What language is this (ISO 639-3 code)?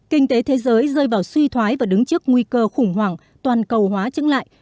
vie